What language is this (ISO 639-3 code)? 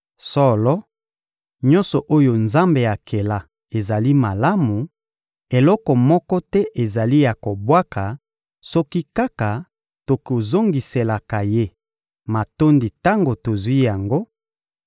lin